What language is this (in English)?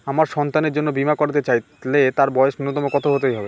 Bangla